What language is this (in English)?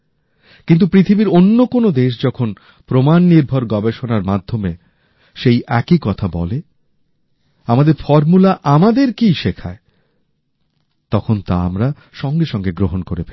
Bangla